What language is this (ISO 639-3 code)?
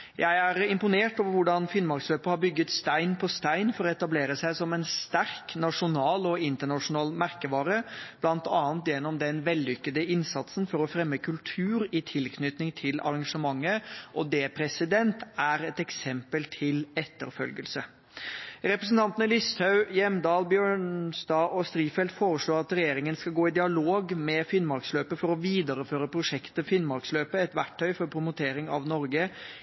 nob